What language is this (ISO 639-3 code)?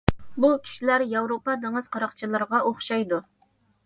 uig